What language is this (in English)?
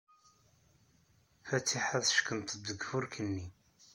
Kabyle